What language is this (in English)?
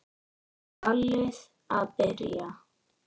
Icelandic